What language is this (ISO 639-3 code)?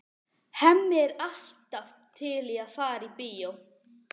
isl